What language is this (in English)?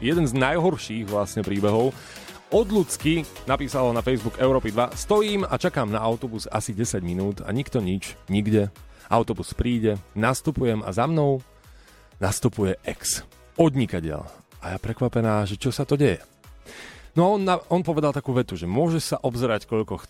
Slovak